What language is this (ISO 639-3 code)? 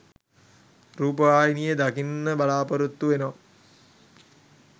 sin